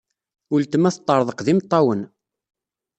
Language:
Kabyle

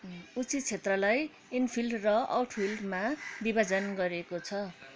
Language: Nepali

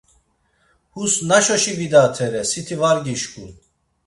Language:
Laz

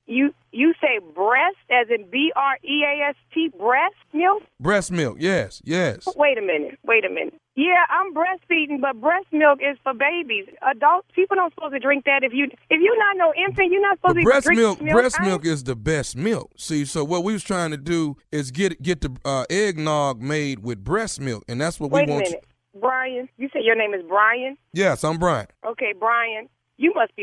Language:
English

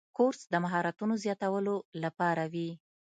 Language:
Pashto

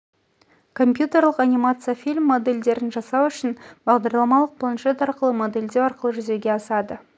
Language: Kazakh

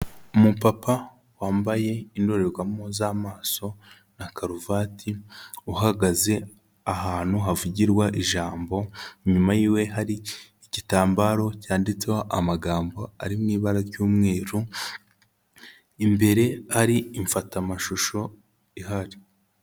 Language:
Kinyarwanda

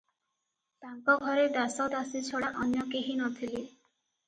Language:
Odia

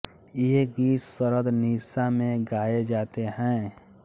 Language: Hindi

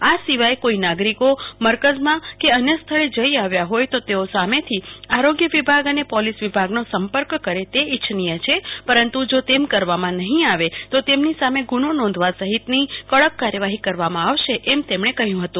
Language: Gujarati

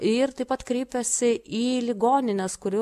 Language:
Lithuanian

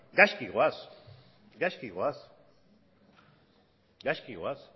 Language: Basque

